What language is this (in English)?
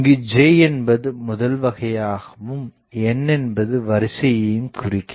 Tamil